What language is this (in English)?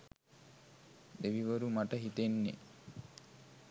Sinhala